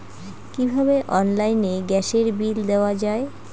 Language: Bangla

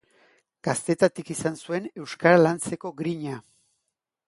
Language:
Basque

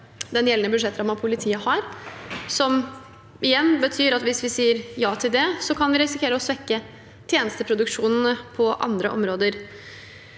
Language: Norwegian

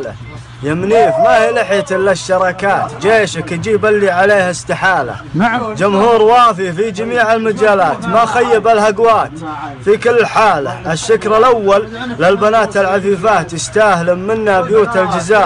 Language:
Arabic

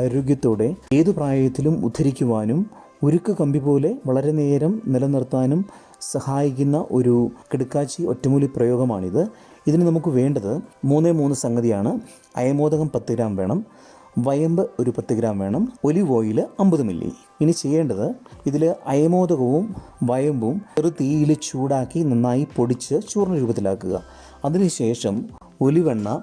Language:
Malayalam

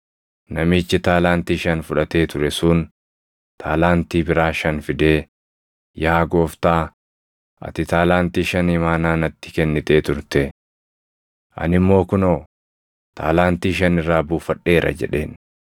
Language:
Oromo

